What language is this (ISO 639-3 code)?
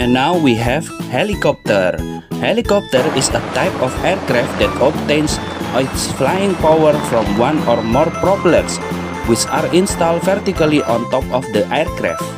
ind